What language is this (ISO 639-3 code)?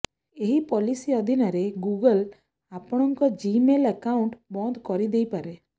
ori